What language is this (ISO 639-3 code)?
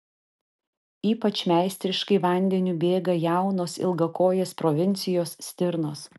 lit